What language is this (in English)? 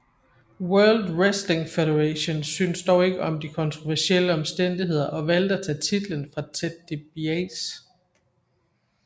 Danish